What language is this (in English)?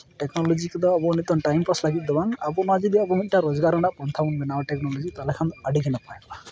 Santali